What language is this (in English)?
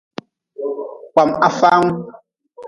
Nawdm